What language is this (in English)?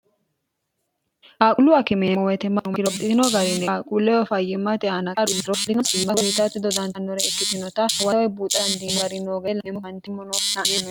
Sidamo